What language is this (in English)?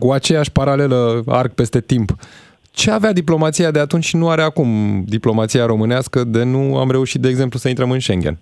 Romanian